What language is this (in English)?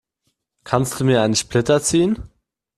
German